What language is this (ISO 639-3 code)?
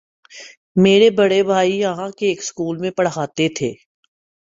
urd